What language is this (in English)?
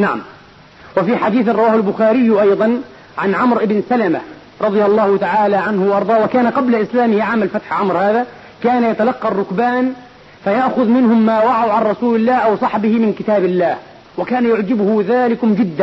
Arabic